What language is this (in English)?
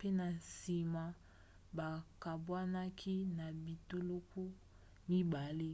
Lingala